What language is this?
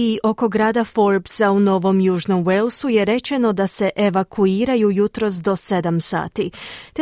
Croatian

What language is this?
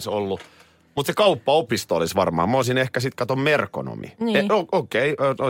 Finnish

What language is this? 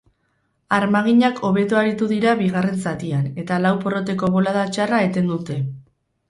Basque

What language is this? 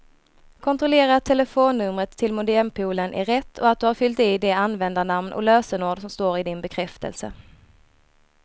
Swedish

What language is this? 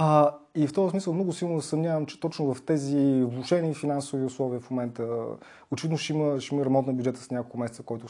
Bulgarian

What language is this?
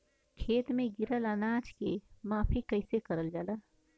Bhojpuri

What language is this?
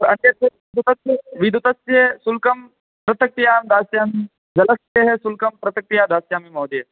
Sanskrit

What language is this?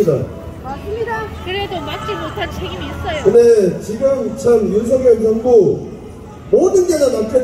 Korean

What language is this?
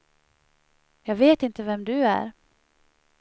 Swedish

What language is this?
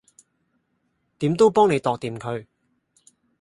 Cantonese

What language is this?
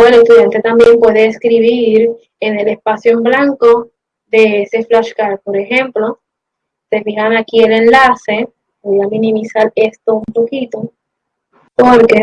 Spanish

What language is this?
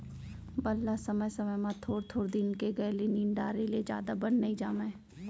Chhattisgarhi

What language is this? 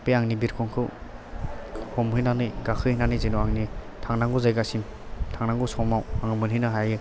Bodo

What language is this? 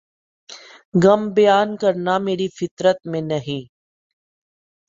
Urdu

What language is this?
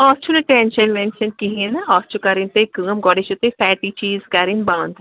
Kashmiri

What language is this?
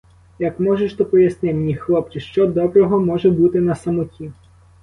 Ukrainian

